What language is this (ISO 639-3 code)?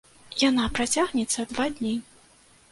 bel